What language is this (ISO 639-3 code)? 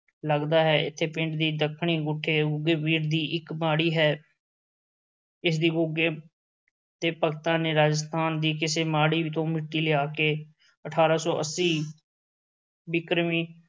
pan